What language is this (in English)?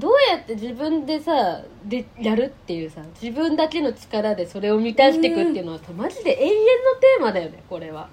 Japanese